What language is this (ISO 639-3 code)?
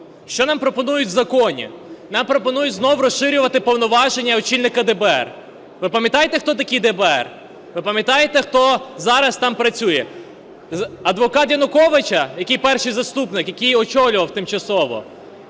ukr